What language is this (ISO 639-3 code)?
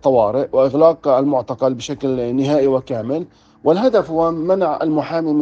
ara